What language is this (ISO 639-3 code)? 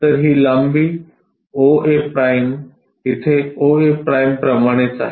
mar